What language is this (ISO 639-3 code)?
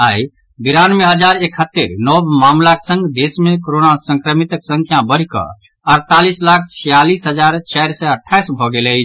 mai